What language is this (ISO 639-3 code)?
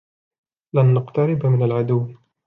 ara